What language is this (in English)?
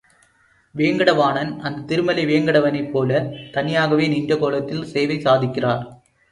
Tamil